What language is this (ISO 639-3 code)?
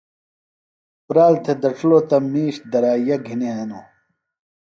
phl